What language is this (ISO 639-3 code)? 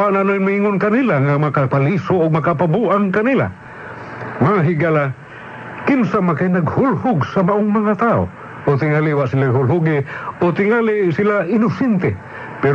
fil